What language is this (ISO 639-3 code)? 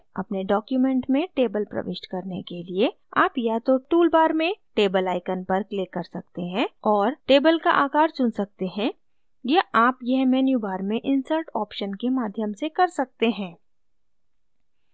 hin